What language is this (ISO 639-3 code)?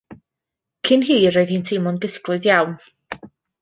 cym